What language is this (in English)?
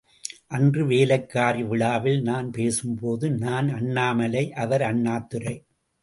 Tamil